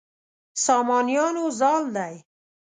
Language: Pashto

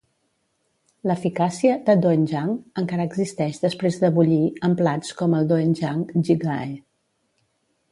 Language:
Catalan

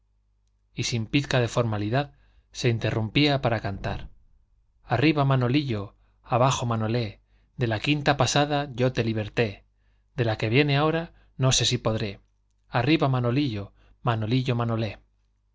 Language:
Spanish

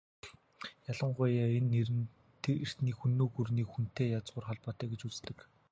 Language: Mongolian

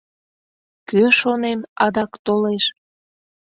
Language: Mari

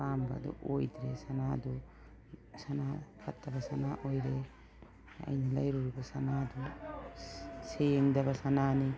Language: Manipuri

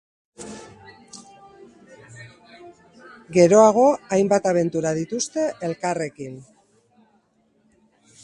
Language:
Basque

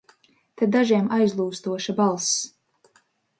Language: Latvian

